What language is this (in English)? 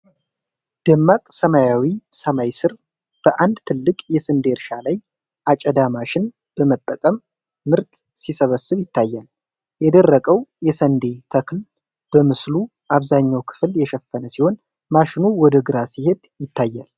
Amharic